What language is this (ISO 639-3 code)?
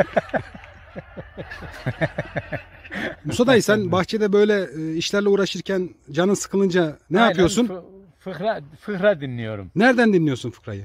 tur